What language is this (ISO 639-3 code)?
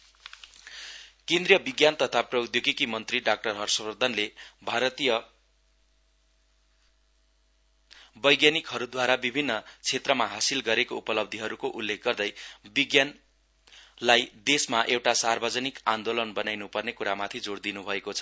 nep